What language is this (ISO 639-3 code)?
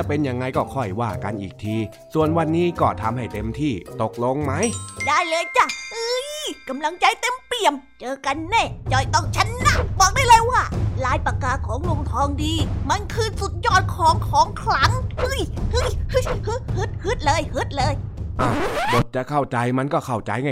tha